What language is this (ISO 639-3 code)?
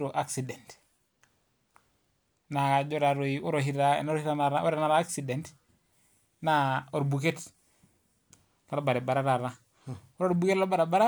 mas